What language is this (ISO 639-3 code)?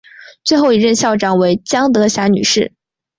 zho